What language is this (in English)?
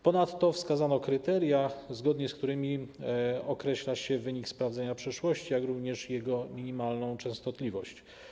Polish